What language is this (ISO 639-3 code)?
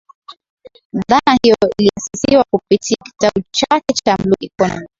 swa